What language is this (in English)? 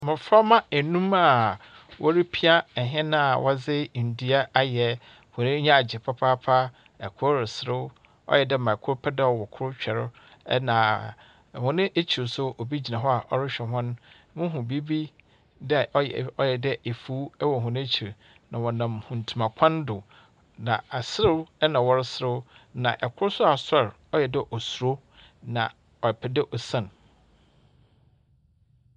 Akan